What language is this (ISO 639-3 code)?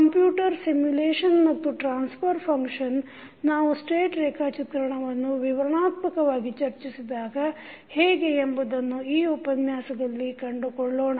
kan